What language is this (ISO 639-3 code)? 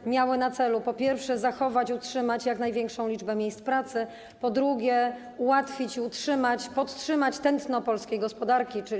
pol